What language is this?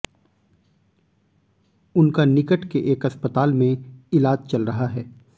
Hindi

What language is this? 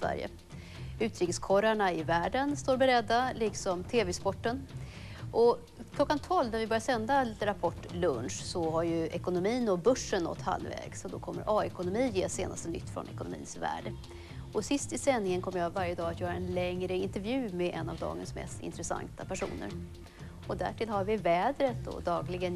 Swedish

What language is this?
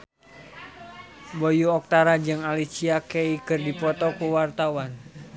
Sundanese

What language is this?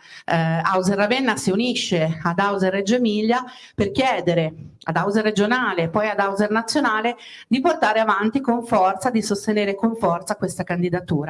Italian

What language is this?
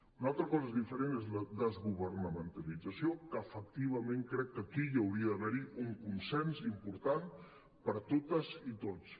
Catalan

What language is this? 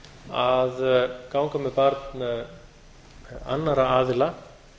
Icelandic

